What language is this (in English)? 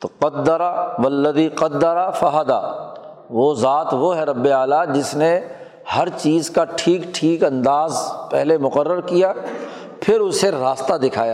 Urdu